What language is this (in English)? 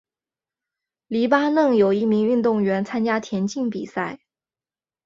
Chinese